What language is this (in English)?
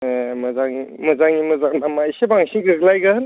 Bodo